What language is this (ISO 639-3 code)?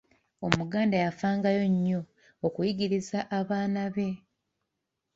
lug